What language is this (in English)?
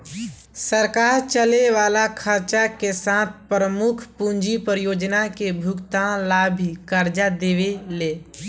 Bhojpuri